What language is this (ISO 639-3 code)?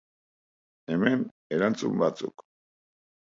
eus